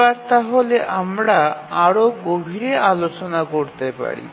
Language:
Bangla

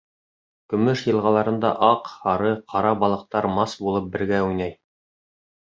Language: Bashkir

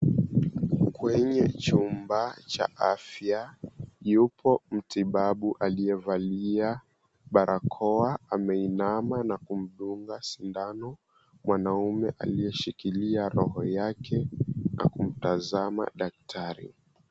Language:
Swahili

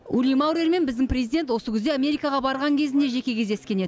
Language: Kazakh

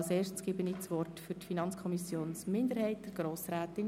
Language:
Swiss German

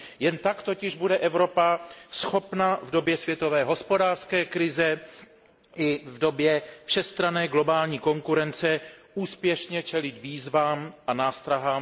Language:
Czech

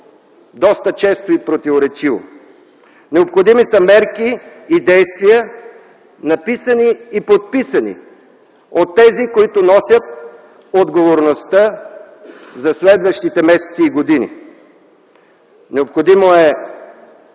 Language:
Bulgarian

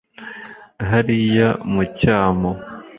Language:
Kinyarwanda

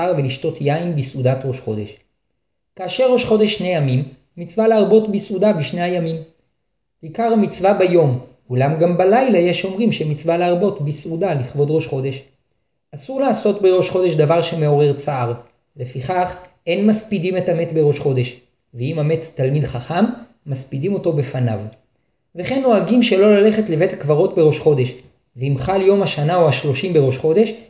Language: Hebrew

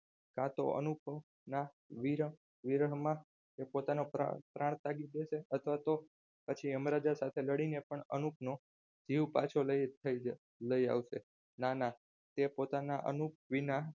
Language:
Gujarati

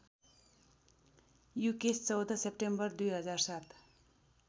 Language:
Nepali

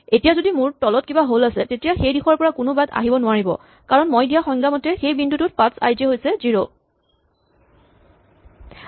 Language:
Assamese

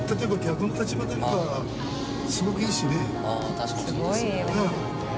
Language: Japanese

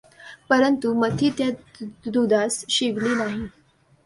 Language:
Marathi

